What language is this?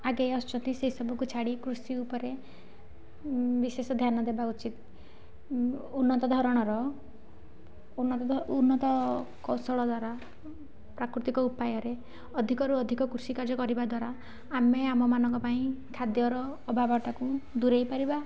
Odia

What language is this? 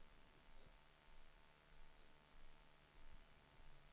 Swedish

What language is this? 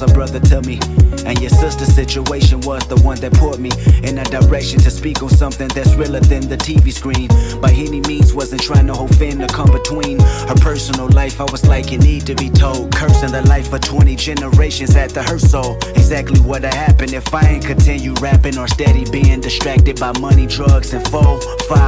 Swedish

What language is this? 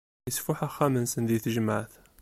Kabyle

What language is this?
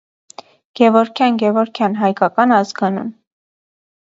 Armenian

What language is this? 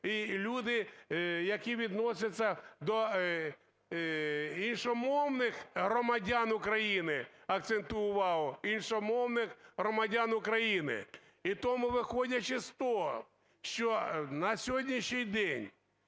Ukrainian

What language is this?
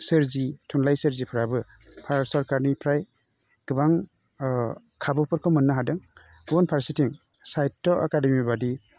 Bodo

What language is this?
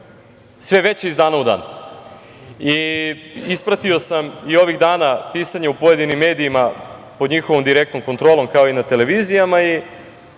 Serbian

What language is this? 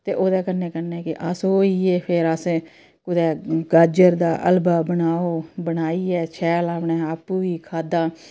Dogri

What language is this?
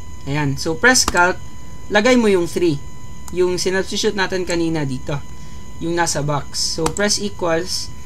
Filipino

